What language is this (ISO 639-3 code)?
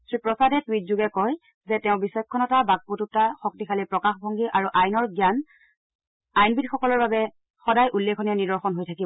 asm